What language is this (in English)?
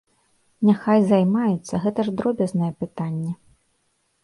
Belarusian